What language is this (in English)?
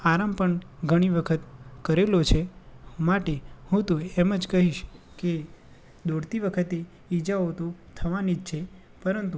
Gujarati